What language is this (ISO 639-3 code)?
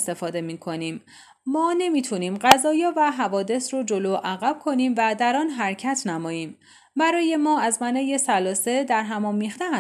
fas